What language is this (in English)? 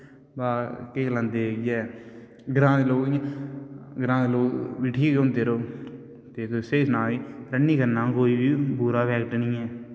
Dogri